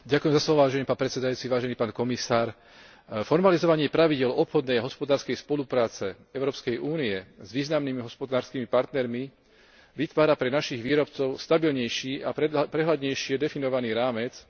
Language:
Slovak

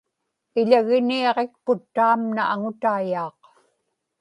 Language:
Inupiaq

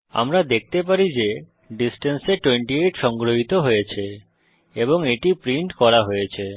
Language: Bangla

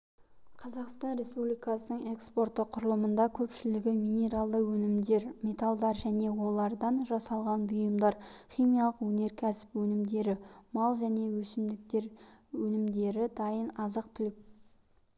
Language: Kazakh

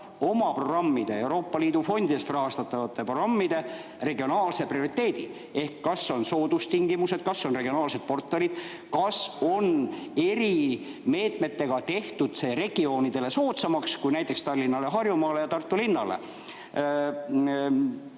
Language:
Estonian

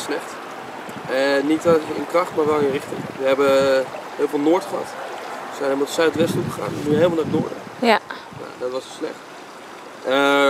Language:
Dutch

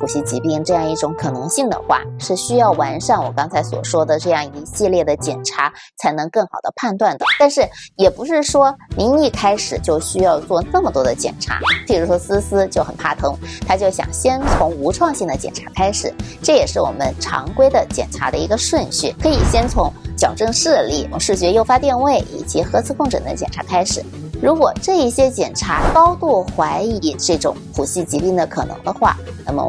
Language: Chinese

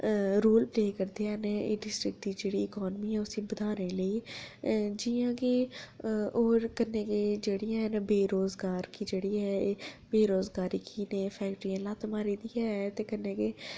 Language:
Dogri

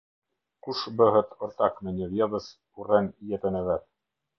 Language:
Albanian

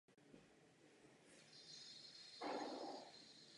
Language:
Czech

